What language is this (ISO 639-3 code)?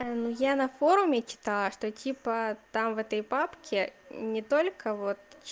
rus